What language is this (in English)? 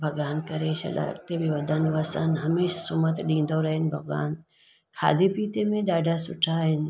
Sindhi